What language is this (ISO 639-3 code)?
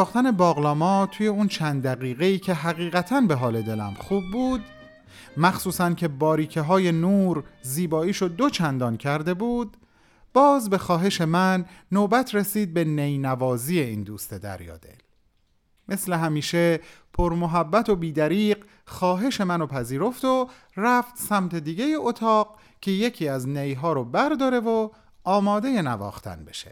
fas